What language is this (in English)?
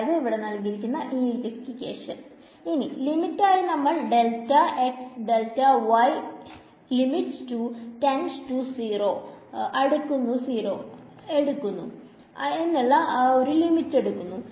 Malayalam